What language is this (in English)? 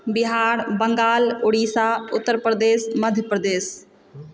Maithili